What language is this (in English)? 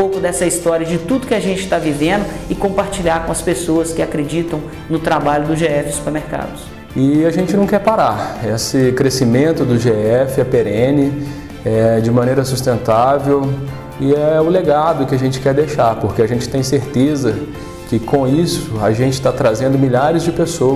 Portuguese